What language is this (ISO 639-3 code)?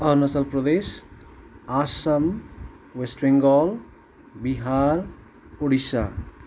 nep